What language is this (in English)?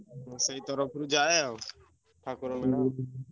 Odia